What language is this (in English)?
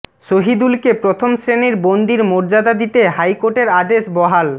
Bangla